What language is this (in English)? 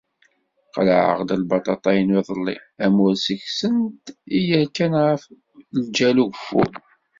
Kabyle